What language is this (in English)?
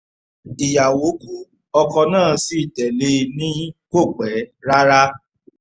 Yoruba